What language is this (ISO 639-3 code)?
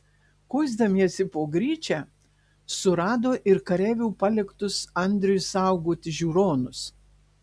lit